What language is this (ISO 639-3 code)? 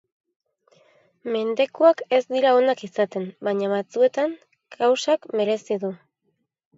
eus